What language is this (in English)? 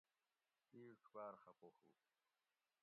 Gawri